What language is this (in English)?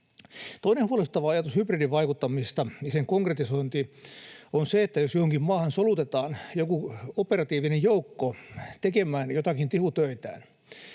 Finnish